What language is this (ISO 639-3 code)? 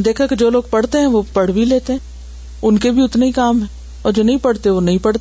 urd